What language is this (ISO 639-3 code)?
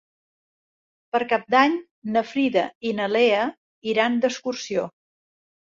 cat